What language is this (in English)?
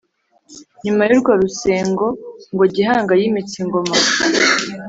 Kinyarwanda